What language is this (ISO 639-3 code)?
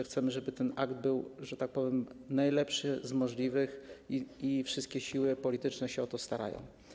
pol